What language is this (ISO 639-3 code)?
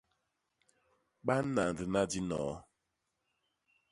bas